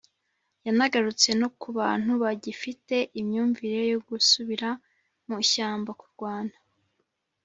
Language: Kinyarwanda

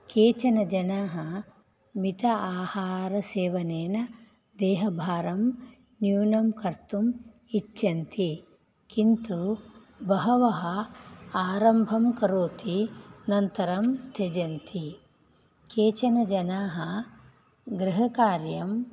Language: Sanskrit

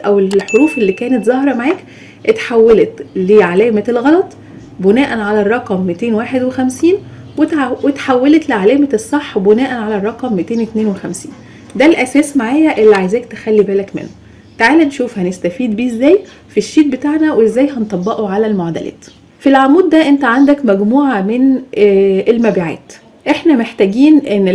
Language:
Arabic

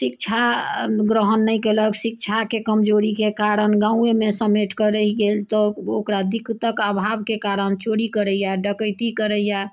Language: Maithili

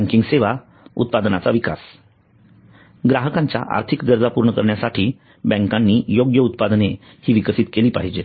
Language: Marathi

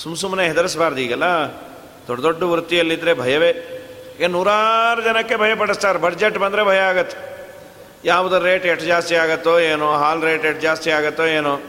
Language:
Kannada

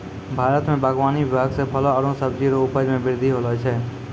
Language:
Maithili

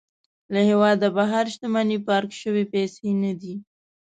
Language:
Pashto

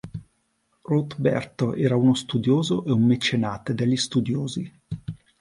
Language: Italian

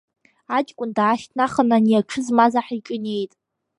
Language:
Abkhazian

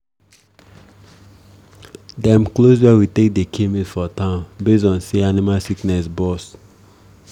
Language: Nigerian Pidgin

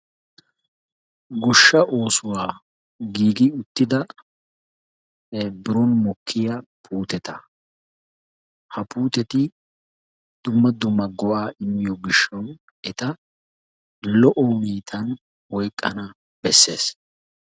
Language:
Wolaytta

